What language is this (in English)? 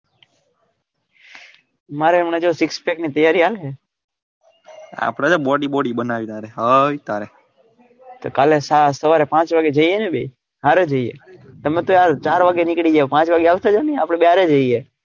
Gujarati